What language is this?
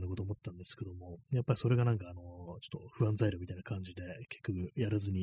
Japanese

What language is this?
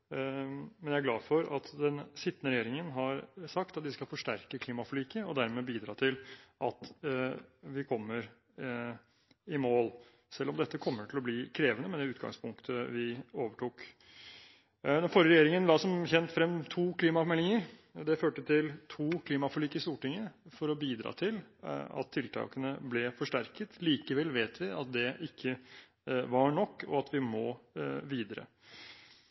Norwegian Bokmål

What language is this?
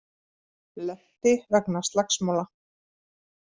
Icelandic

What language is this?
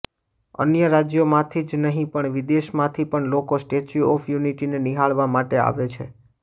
Gujarati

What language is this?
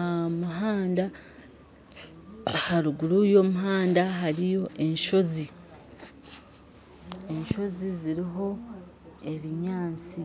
Nyankole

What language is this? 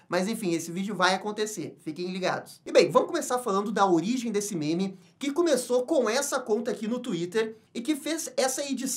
Portuguese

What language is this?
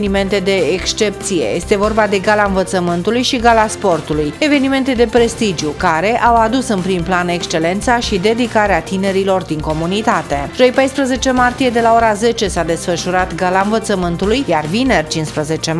Romanian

